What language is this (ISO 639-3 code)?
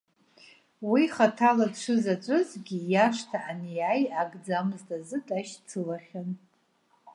abk